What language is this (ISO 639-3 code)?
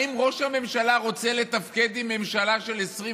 heb